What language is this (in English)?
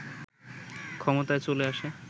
Bangla